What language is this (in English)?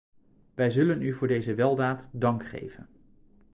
Dutch